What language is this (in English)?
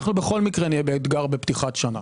Hebrew